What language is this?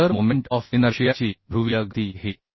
Marathi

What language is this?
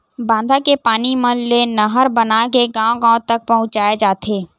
Chhattisgarhi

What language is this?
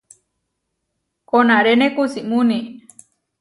Huarijio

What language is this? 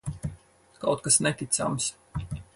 Latvian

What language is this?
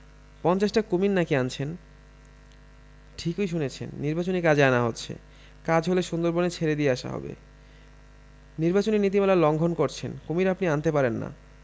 Bangla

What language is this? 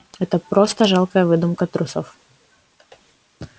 Russian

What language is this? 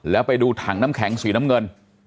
Thai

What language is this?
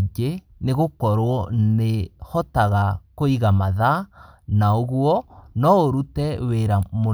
Kikuyu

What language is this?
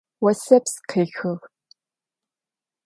Adyghe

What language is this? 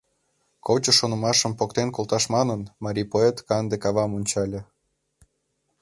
Mari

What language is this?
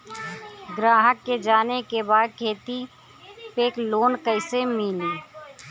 Bhojpuri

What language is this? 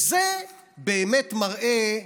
Hebrew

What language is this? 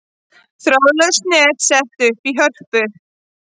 Icelandic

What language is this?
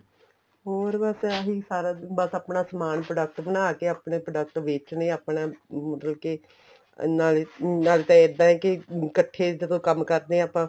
Punjabi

